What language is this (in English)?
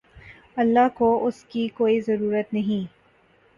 Urdu